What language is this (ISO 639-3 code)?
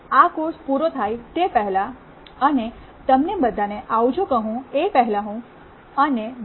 guj